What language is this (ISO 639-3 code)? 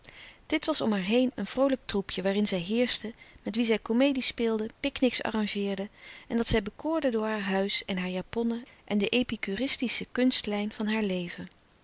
nld